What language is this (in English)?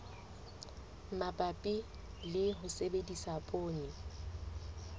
Southern Sotho